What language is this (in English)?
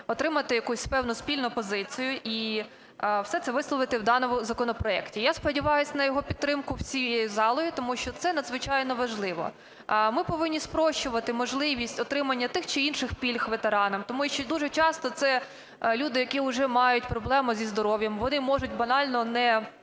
Ukrainian